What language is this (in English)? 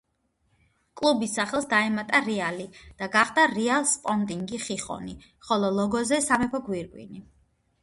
Georgian